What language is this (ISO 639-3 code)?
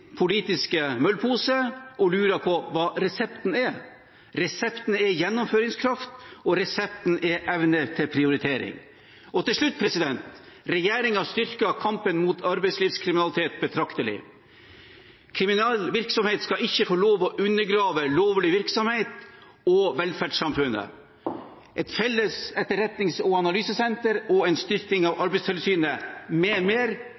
nob